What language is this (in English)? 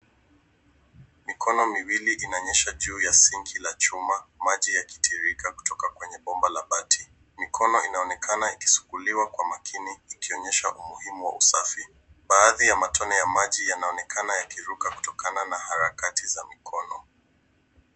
Swahili